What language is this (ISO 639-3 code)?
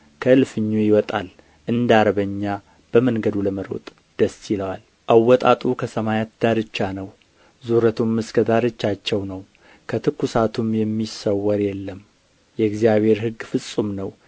amh